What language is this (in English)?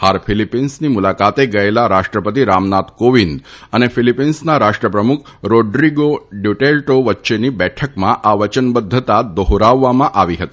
Gujarati